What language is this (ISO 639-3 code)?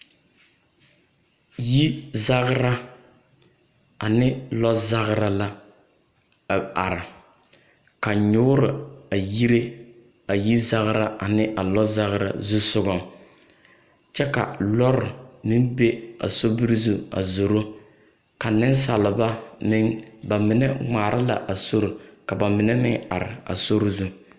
dga